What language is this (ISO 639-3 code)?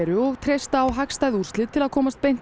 isl